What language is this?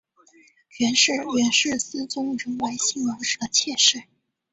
Chinese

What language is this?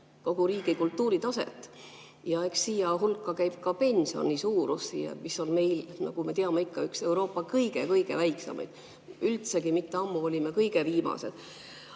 Estonian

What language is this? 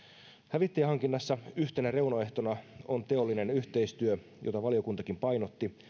Finnish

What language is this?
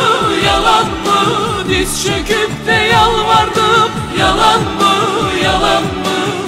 Turkish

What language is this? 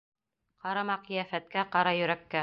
Bashkir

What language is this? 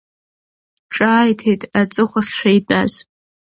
Abkhazian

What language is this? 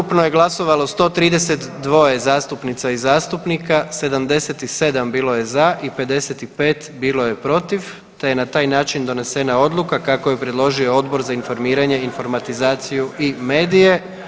Croatian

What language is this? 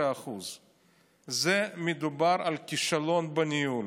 Hebrew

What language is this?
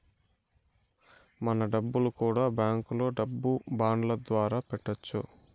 Telugu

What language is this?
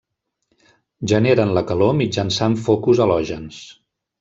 Catalan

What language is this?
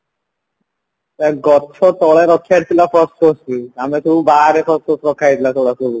Odia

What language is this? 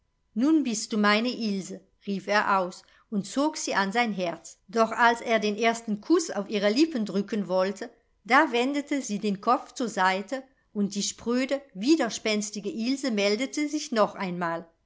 German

